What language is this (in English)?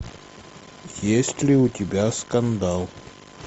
Russian